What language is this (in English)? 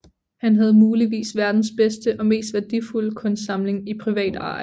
Danish